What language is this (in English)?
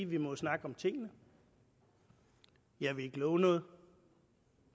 Danish